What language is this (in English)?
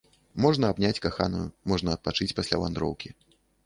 Belarusian